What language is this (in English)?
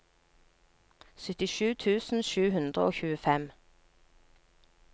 Norwegian